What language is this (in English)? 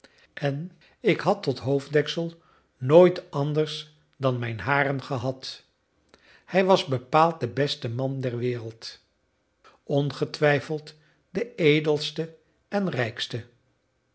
Dutch